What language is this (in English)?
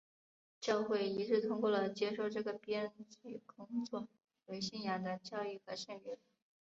Chinese